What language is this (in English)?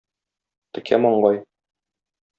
Tatar